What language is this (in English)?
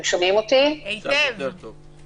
Hebrew